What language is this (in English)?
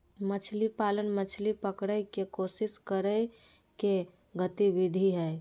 Magahi